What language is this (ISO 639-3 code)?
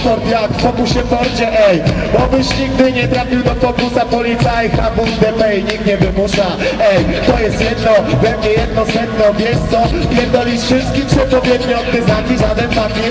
pol